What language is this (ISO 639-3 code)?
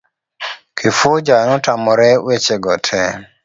luo